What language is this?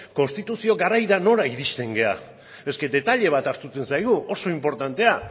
Basque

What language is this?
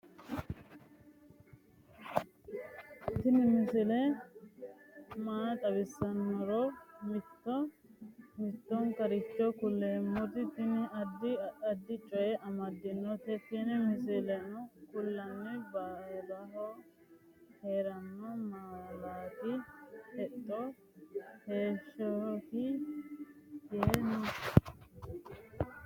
Sidamo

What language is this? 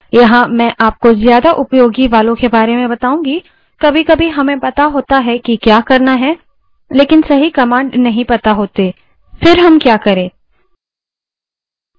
Hindi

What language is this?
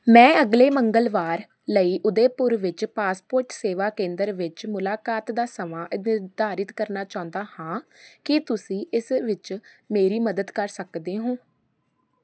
Punjabi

